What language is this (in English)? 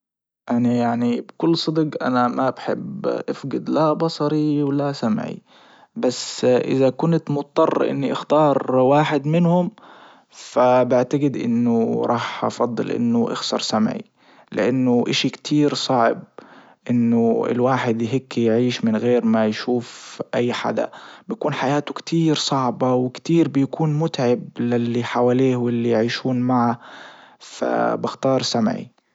Libyan Arabic